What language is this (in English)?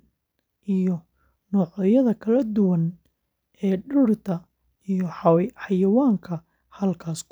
Somali